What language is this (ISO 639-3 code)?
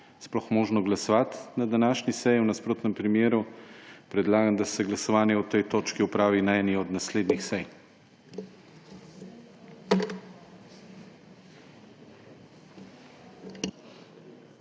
slv